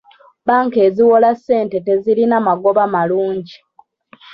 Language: Ganda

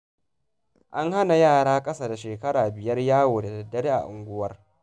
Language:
Hausa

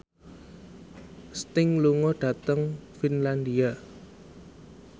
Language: Javanese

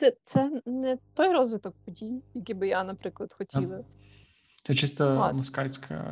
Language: Ukrainian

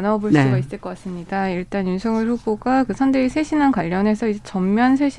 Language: Korean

